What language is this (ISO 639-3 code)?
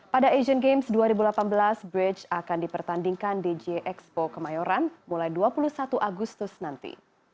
ind